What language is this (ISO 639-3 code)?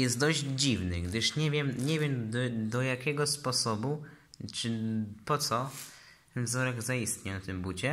pol